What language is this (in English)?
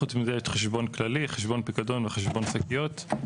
Hebrew